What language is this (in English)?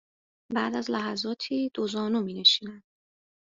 Persian